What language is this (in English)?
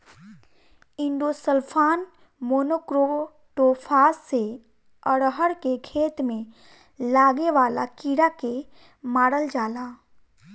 Bhojpuri